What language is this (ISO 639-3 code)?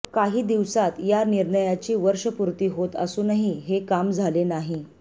mar